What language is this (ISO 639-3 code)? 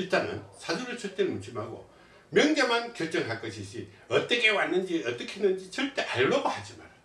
kor